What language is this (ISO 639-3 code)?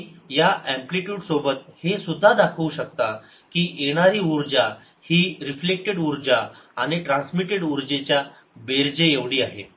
mar